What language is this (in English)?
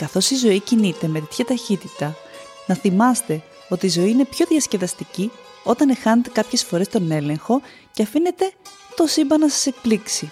Greek